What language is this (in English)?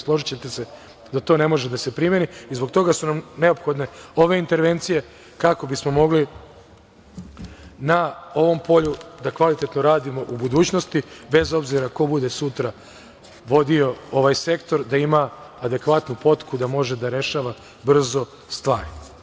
Serbian